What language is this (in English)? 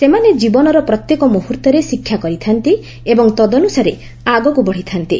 Odia